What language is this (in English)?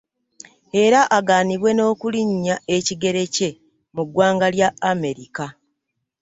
Ganda